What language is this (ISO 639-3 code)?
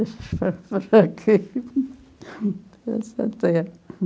por